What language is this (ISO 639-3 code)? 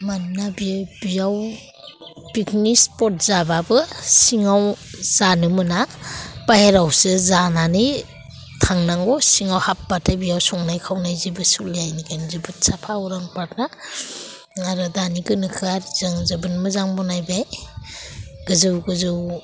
brx